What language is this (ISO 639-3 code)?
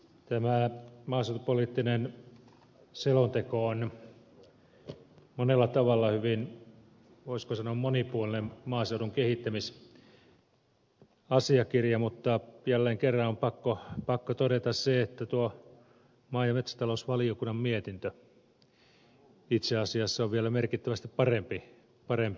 fin